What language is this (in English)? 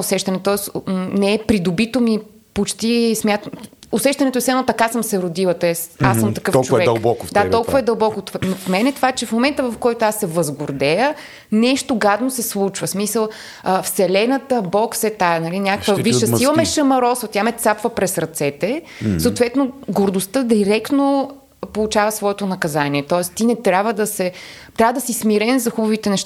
Bulgarian